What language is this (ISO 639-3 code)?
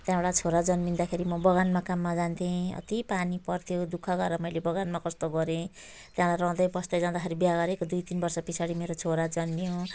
nep